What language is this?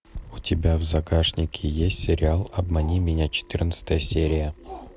Russian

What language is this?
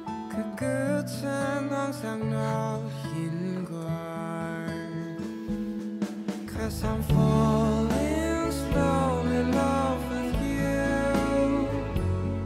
Korean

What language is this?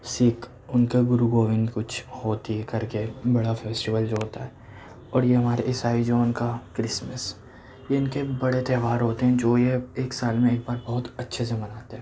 Urdu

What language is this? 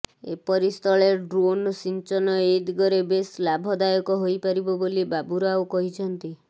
Odia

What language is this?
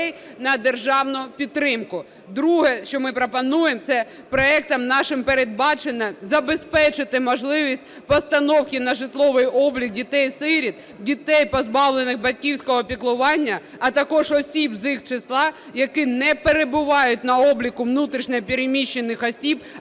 Ukrainian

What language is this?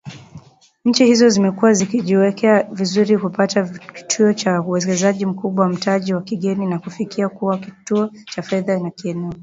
Swahili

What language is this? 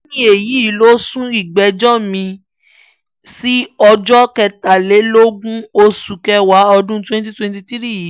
Yoruba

